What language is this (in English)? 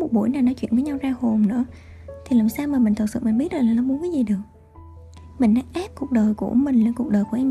Vietnamese